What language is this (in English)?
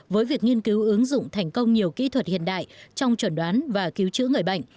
Vietnamese